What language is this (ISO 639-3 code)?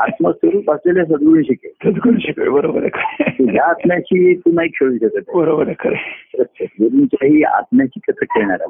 mar